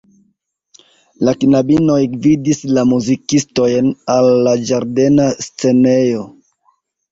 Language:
Esperanto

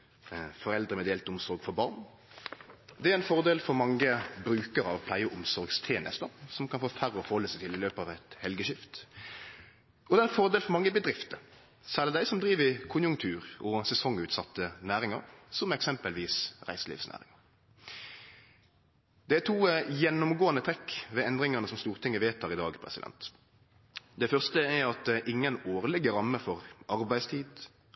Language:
Norwegian Nynorsk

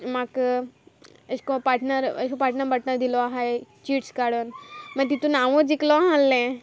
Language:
Konkani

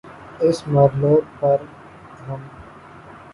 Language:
Urdu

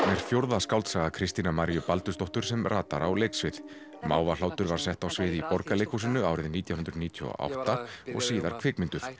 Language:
Icelandic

